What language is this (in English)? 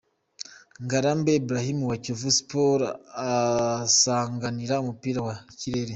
Kinyarwanda